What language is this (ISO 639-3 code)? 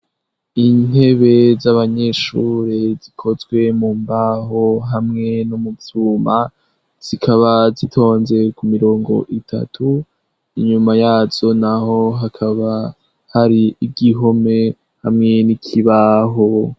run